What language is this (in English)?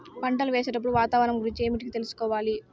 Telugu